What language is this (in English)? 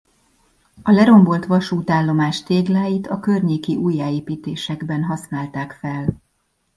Hungarian